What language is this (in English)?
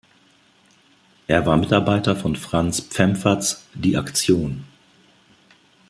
German